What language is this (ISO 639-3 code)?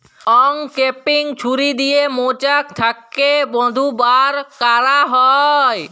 ben